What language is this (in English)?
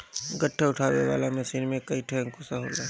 Bhojpuri